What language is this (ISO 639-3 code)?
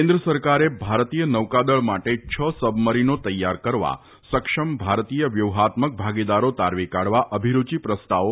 guj